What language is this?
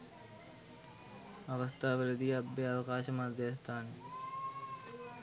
Sinhala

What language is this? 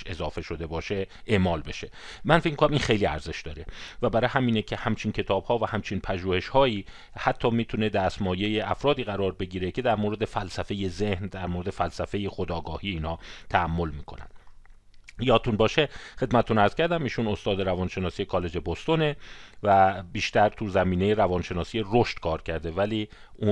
Persian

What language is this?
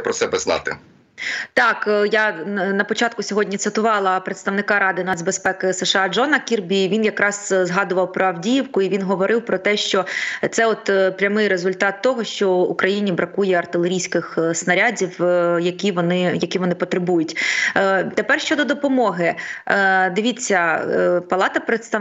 Ukrainian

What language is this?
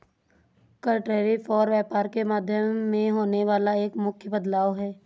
Hindi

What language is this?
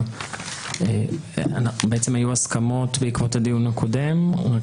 Hebrew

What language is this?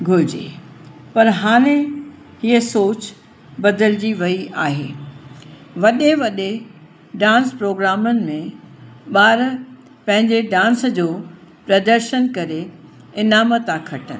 Sindhi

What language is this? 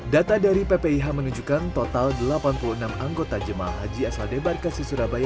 Indonesian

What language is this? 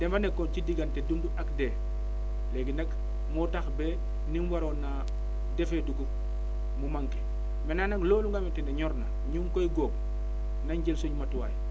Wolof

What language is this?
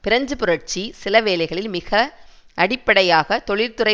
Tamil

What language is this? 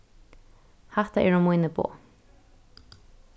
Faroese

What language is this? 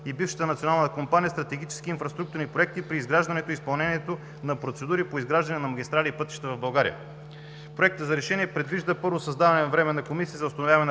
Bulgarian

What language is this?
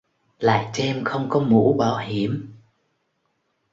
Vietnamese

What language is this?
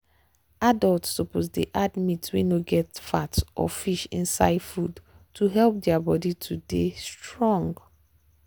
Nigerian Pidgin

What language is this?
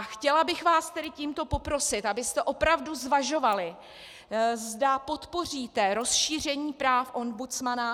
Czech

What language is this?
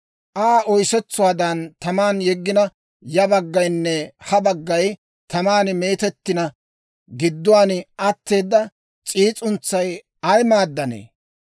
Dawro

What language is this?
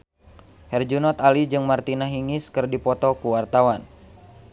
Sundanese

